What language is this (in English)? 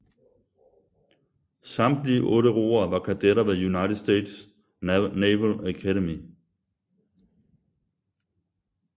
Danish